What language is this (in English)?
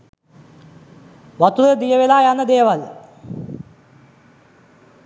Sinhala